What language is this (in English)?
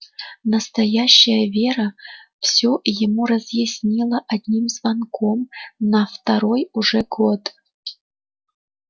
Russian